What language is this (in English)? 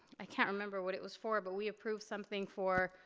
English